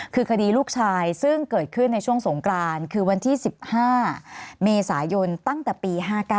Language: Thai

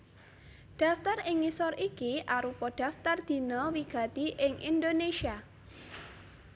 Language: Javanese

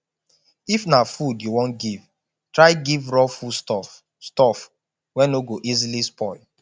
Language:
Nigerian Pidgin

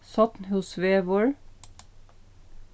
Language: Faroese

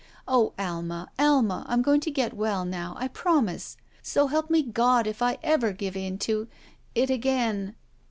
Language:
English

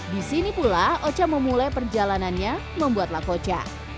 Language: Indonesian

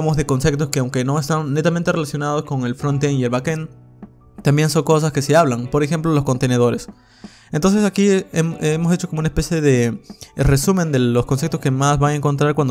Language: Spanish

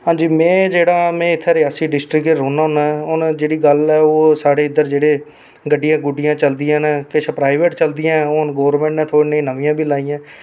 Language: Dogri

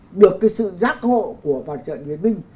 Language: Vietnamese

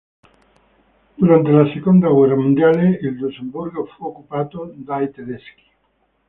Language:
Italian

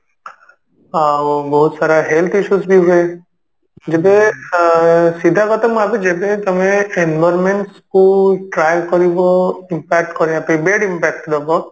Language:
Odia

